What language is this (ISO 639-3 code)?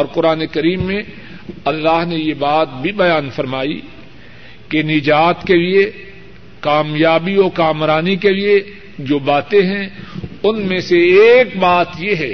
urd